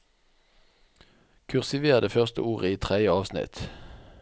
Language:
Norwegian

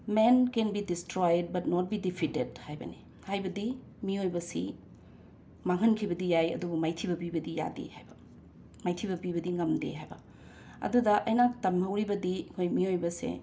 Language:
Manipuri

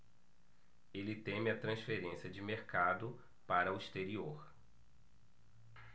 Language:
Portuguese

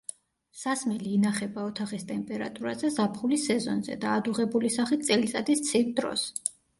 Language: Georgian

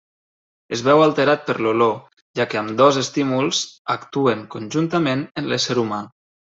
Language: Catalan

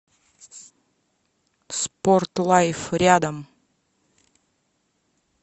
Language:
Russian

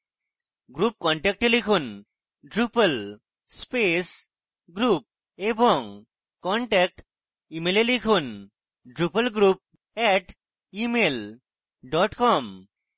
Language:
Bangla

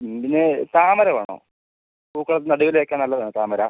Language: Malayalam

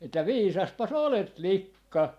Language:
Finnish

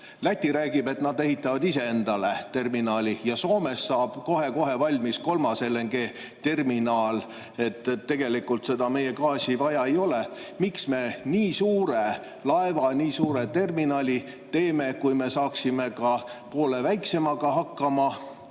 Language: Estonian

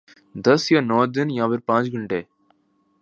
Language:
Urdu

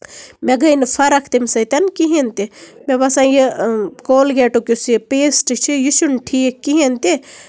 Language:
Kashmiri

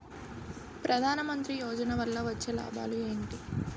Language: Telugu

